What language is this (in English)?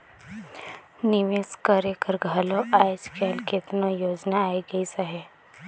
Chhattisgarhi